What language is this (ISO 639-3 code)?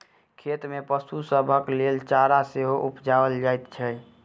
mai